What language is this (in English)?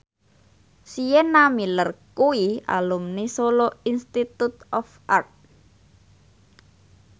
Javanese